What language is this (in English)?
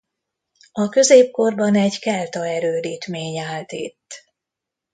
Hungarian